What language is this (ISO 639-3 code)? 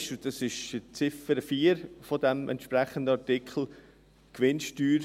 gsw